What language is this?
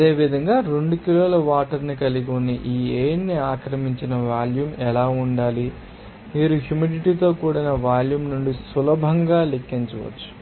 Telugu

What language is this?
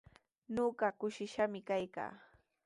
Sihuas Ancash Quechua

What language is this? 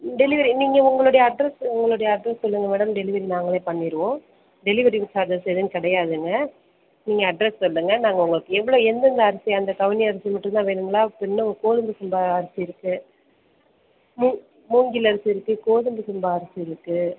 Tamil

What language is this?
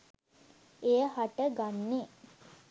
Sinhala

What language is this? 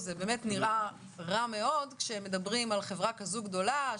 Hebrew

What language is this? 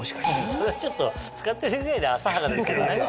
Japanese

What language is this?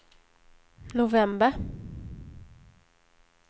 Swedish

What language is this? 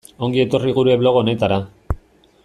Basque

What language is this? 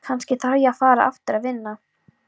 Icelandic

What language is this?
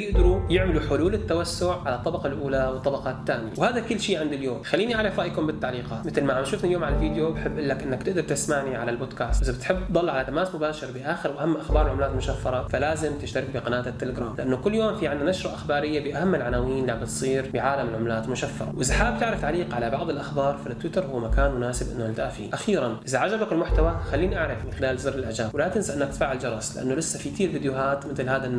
Arabic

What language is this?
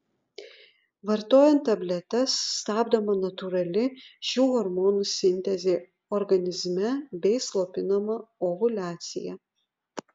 Lithuanian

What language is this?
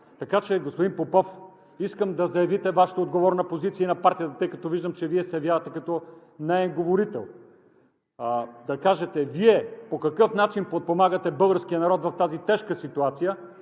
Bulgarian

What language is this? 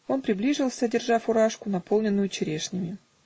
Russian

